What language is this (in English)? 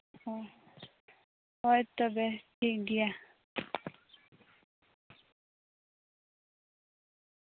Santali